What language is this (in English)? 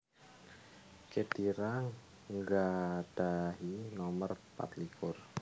Javanese